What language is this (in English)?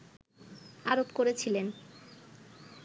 Bangla